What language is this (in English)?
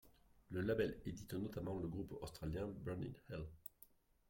French